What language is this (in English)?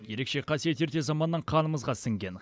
Kazakh